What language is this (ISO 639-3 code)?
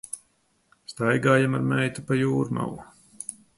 lav